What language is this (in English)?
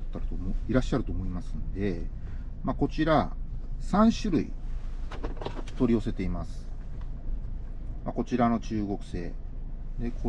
Japanese